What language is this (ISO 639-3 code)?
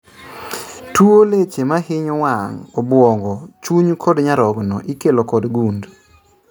luo